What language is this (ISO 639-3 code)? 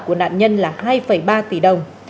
vie